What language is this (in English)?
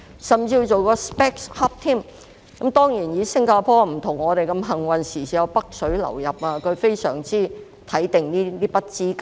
Cantonese